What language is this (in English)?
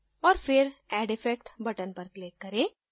Hindi